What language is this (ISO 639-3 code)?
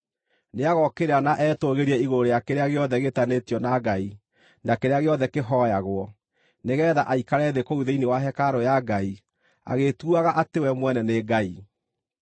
kik